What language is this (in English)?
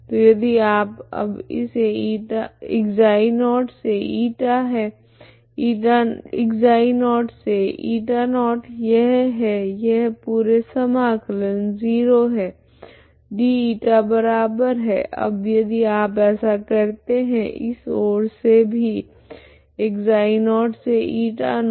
Hindi